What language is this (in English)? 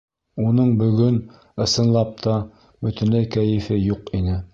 Bashkir